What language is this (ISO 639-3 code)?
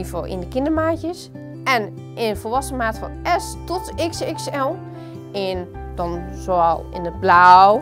nld